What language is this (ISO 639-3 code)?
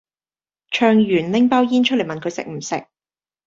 yue